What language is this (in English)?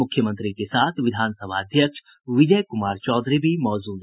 Hindi